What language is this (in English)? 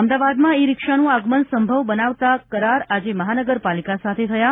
Gujarati